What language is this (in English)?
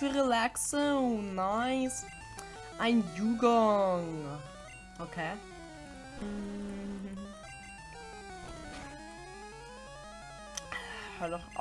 German